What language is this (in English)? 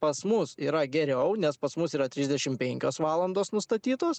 Lithuanian